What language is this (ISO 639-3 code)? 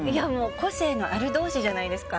jpn